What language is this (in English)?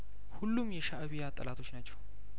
Amharic